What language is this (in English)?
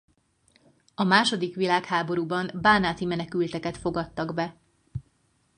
Hungarian